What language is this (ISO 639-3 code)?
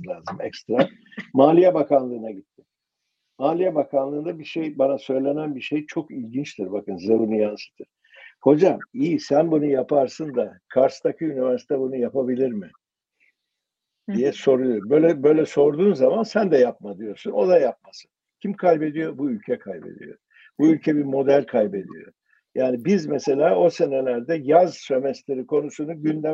tur